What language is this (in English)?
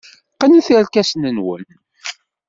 Kabyle